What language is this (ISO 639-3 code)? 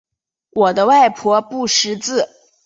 zho